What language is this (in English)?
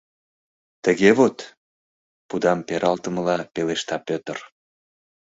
Mari